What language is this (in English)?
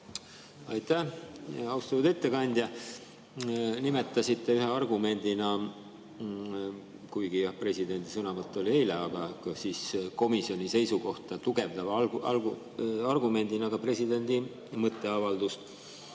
Estonian